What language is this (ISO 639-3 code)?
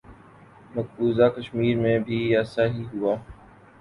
urd